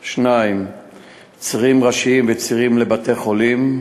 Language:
Hebrew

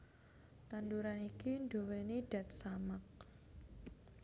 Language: Javanese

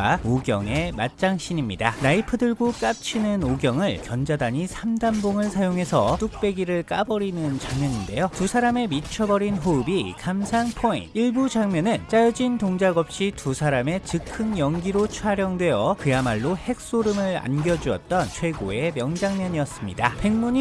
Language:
Korean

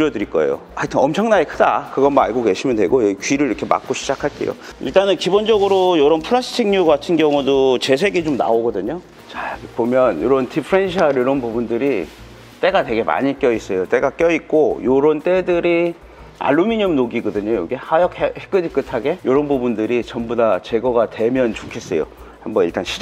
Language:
Korean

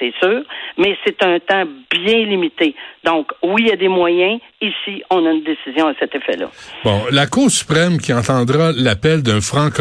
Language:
French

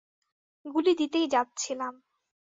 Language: Bangla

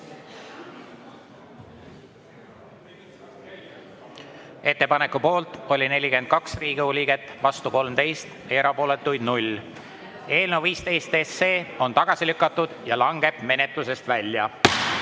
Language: Estonian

